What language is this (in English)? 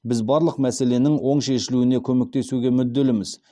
Kazakh